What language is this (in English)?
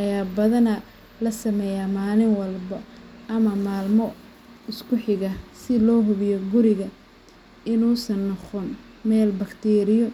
Somali